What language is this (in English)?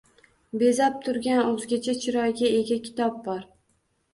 Uzbek